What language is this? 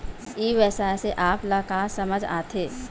Chhattisgarhi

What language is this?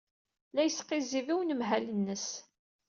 Kabyle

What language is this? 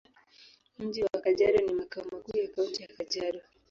Swahili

